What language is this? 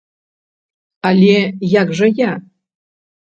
Belarusian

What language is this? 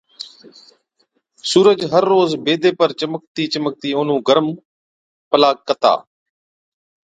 Od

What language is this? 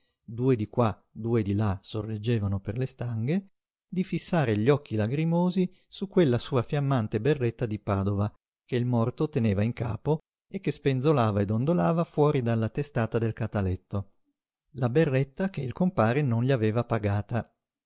Italian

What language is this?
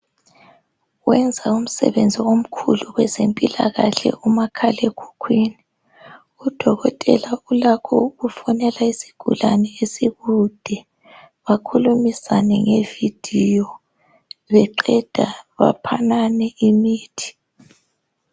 North Ndebele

